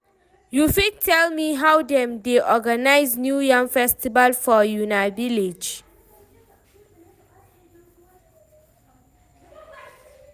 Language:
Nigerian Pidgin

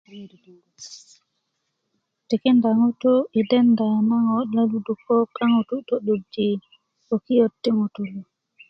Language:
Kuku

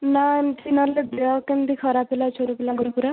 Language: Odia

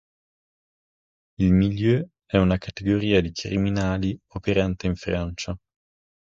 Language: Italian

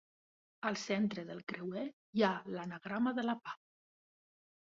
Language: Catalan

